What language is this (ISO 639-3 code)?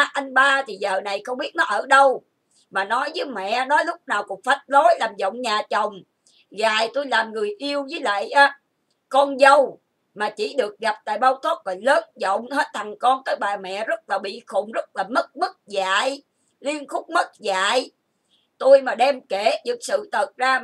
vie